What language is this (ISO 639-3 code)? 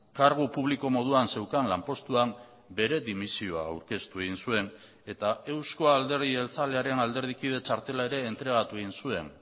eus